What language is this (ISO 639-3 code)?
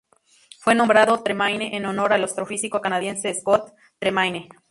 spa